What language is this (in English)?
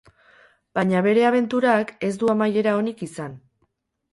Basque